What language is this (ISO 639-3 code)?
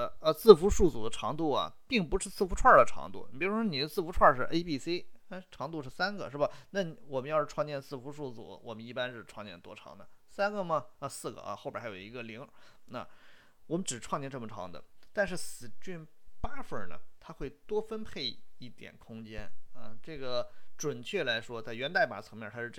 zho